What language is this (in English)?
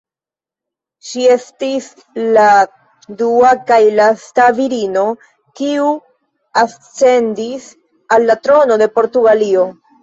Esperanto